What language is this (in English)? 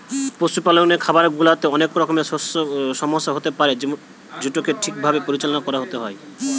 Bangla